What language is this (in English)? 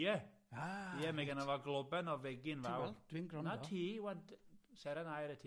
Welsh